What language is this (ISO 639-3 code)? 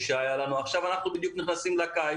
heb